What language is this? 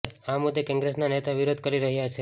Gujarati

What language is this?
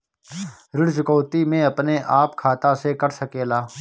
Bhojpuri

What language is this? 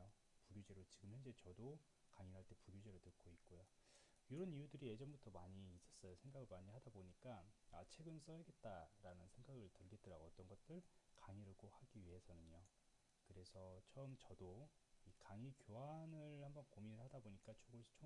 Korean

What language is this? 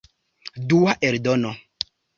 Esperanto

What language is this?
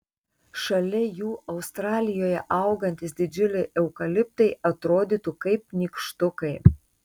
Lithuanian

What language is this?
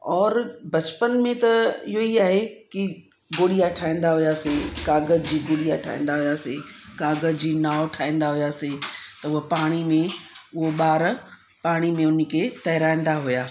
Sindhi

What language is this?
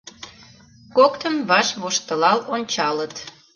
Mari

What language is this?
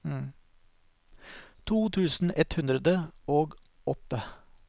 Norwegian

